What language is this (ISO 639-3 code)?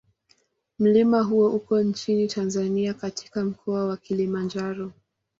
swa